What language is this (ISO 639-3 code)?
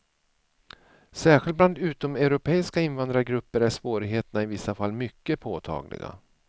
swe